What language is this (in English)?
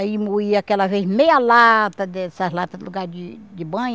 Portuguese